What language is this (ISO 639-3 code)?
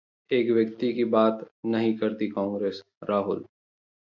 hin